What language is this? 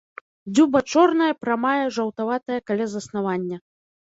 Belarusian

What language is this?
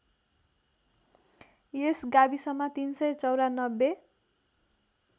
Nepali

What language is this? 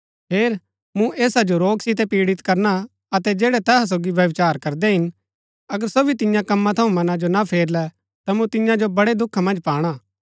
Gaddi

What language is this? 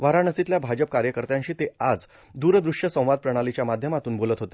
Marathi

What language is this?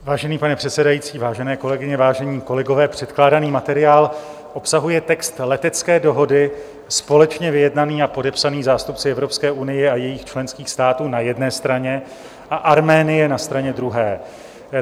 Czech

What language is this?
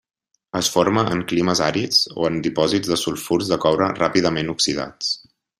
Catalan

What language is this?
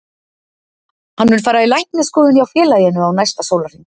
Icelandic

